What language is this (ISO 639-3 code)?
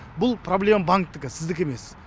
kaz